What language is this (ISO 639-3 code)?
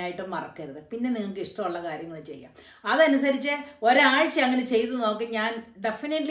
mal